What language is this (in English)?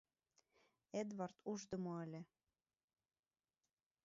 Mari